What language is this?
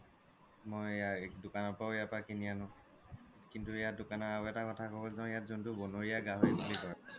Assamese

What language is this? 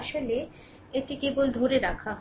Bangla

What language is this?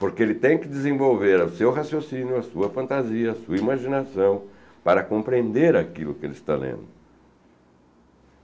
Portuguese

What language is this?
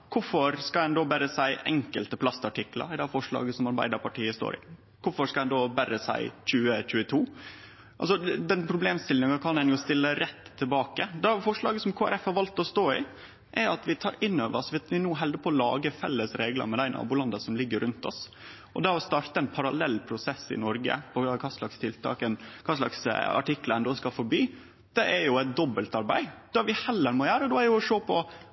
Norwegian Nynorsk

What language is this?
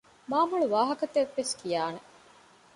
Divehi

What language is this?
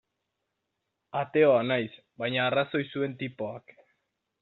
Basque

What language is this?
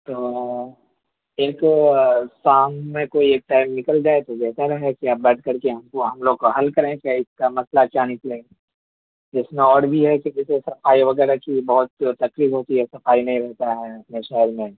Urdu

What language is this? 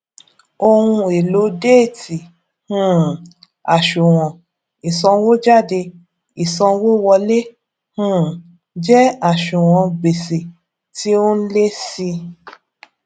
Yoruba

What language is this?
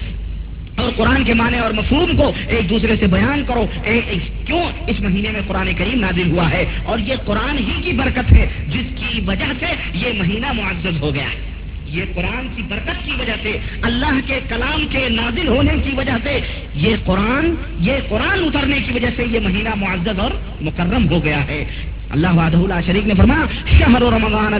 Urdu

